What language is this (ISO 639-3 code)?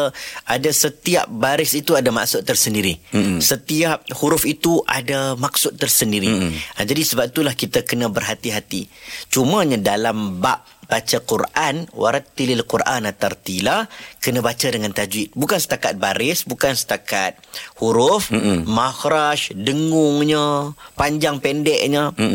msa